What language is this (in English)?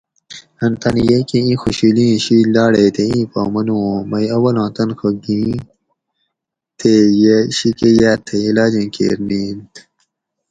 Gawri